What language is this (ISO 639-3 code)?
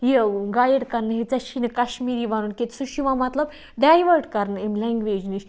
kas